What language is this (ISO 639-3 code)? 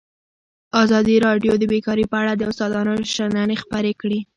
pus